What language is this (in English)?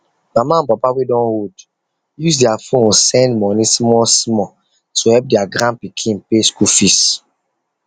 Nigerian Pidgin